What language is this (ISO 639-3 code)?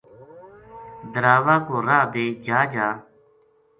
gju